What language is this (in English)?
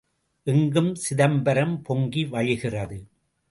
Tamil